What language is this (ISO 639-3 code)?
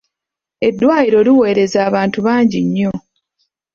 lug